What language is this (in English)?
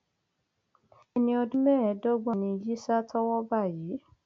Yoruba